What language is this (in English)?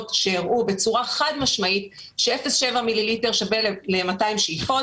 Hebrew